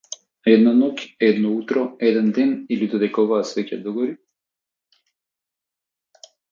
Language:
Macedonian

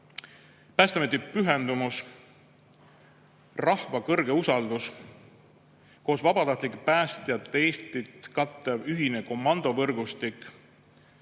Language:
Estonian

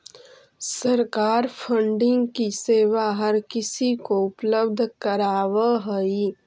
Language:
Magahi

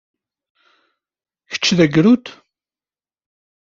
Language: Kabyle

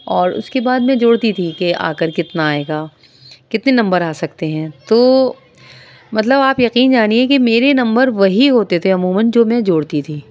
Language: Urdu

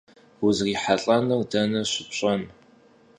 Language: Kabardian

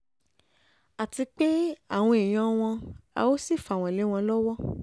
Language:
Yoruba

